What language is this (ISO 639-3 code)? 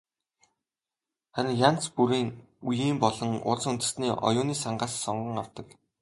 mon